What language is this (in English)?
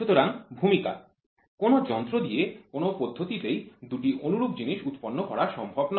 Bangla